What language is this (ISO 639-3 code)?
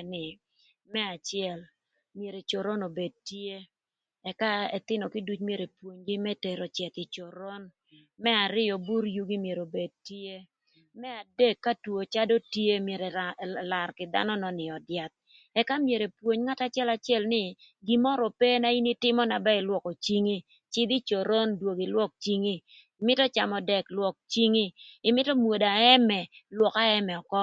lth